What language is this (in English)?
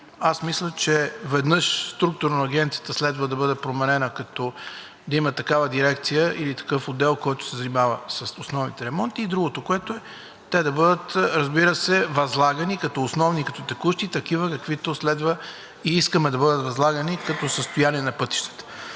Bulgarian